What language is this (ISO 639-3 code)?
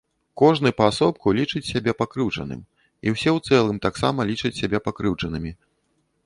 bel